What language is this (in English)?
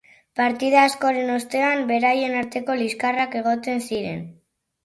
Basque